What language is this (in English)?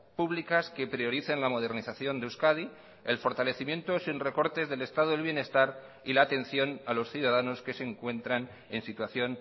Spanish